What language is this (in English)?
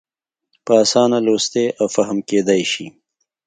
Pashto